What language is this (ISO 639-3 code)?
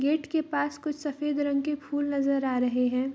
hin